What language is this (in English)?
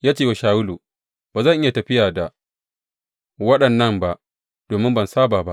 Hausa